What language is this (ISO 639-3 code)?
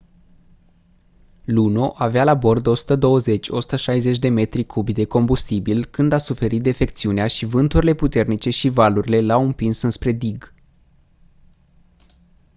ron